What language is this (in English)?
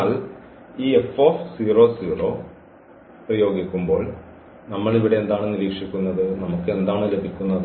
Malayalam